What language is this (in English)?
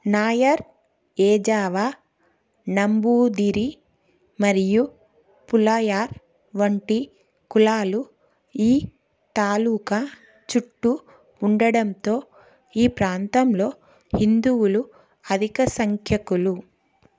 Telugu